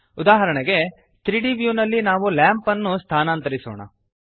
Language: Kannada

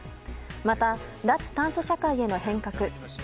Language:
Japanese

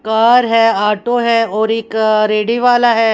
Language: Hindi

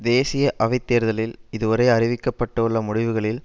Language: Tamil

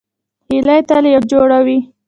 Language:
Pashto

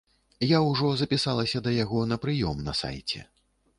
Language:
Belarusian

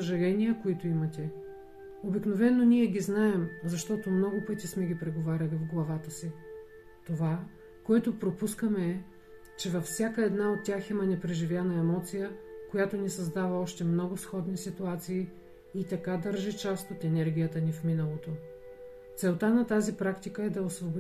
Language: Bulgarian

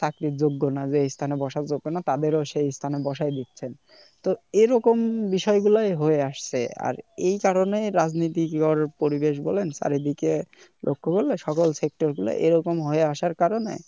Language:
Bangla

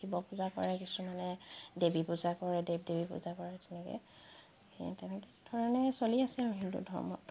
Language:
Assamese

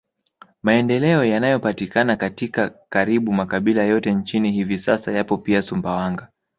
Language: Swahili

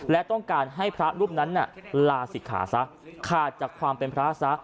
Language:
Thai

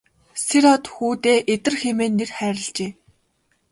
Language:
Mongolian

